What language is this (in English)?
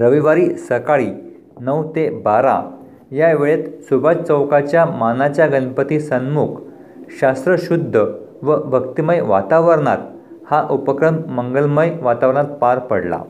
Marathi